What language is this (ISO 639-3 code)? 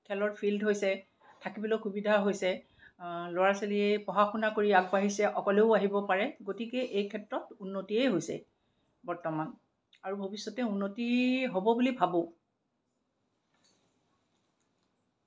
asm